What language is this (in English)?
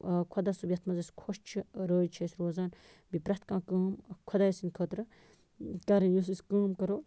Kashmiri